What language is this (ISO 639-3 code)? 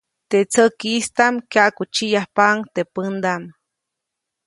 zoc